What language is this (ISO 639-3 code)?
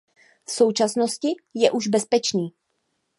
ces